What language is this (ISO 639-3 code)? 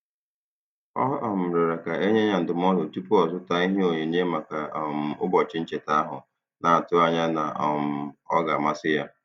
ibo